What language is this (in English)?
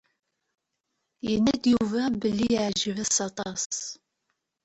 Kabyle